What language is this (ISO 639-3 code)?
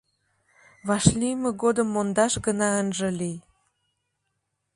chm